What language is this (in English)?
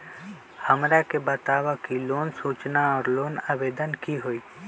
Magahi